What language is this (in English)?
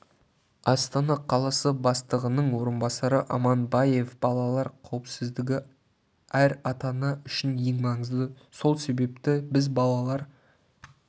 Kazakh